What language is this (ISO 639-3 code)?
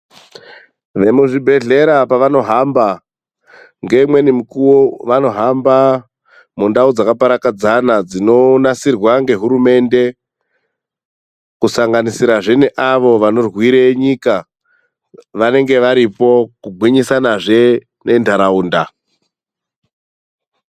ndc